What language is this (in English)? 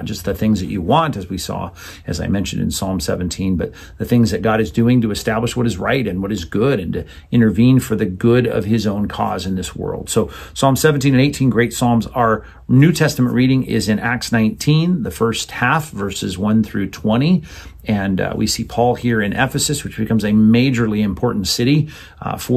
English